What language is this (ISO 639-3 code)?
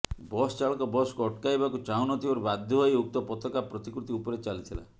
ori